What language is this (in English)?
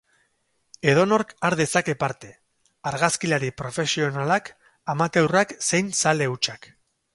Basque